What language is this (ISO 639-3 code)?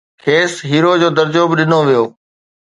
snd